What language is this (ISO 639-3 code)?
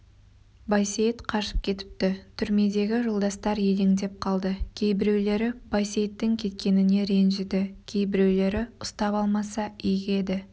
kaz